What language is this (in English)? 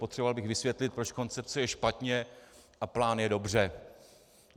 Czech